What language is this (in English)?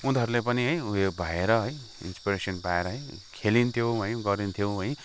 Nepali